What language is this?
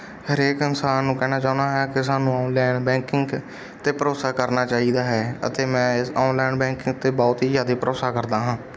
Punjabi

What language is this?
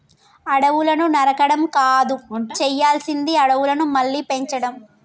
Telugu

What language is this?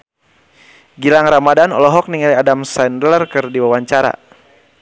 Sundanese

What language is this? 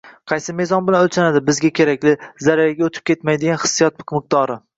Uzbek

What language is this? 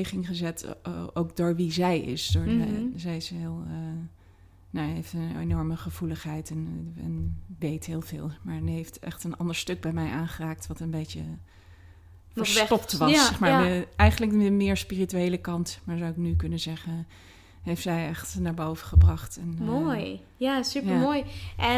Dutch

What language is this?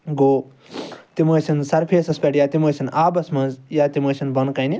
Kashmiri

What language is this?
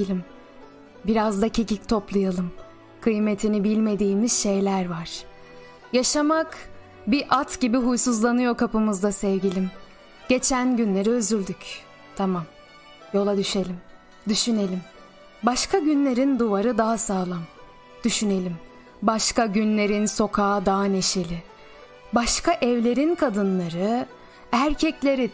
Turkish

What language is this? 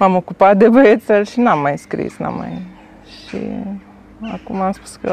Romanian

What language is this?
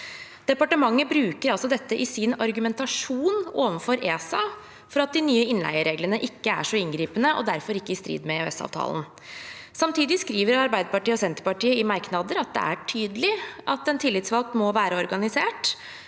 Norwegian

